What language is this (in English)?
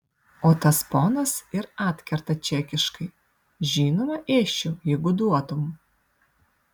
Lithuanian